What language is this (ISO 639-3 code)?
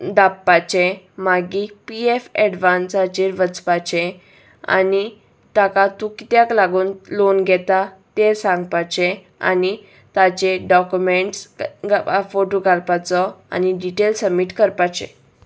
kok